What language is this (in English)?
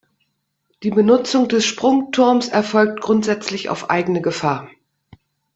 German